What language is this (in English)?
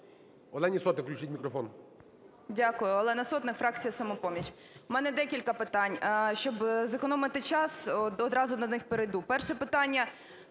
Ukrainian